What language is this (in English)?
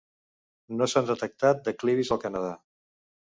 Catalan